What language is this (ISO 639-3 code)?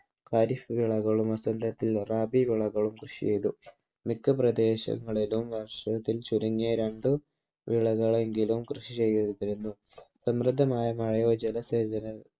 mal